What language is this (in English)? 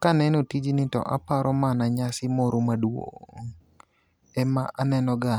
Luo (Kenya and Tanzania)